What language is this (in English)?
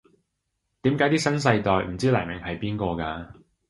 Cantonese